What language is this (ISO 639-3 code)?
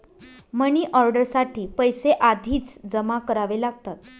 mar